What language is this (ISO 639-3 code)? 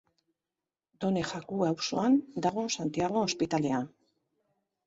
eus